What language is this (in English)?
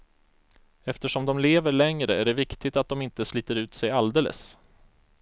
Swedish